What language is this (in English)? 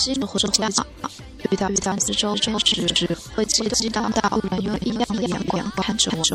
Chinese